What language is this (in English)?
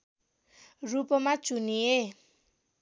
Nepali